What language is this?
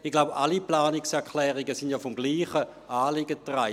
Swiss German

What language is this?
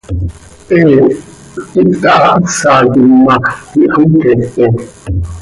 Seri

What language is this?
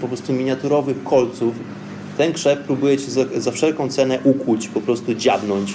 Polish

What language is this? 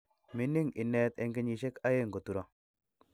Kalenjin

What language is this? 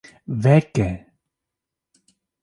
Kurdish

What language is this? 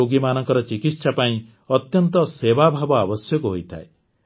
Odia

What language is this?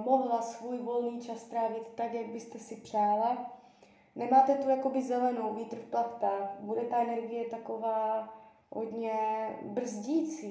Czech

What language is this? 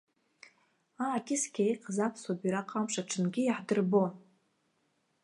Abkhazian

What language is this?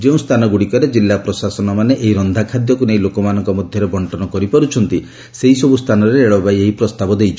Odia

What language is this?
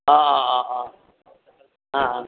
Assamese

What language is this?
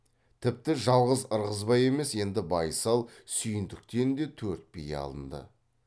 Kazakh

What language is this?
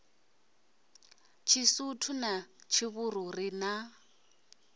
Venda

